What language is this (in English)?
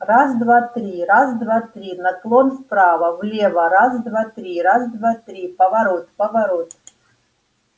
Russian